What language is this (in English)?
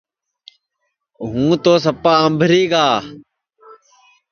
Sansi